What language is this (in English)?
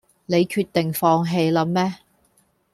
Cantonese